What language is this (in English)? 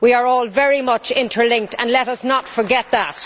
English